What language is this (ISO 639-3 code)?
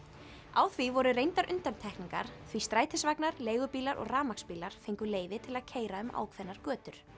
isl